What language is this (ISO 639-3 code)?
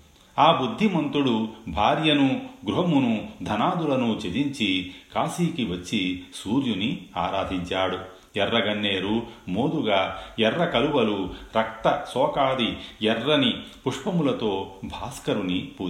tel